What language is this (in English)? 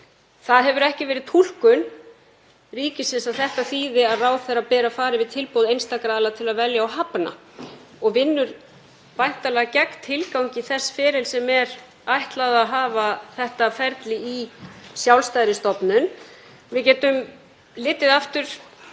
Icelandic